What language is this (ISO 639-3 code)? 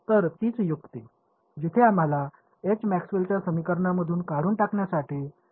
mar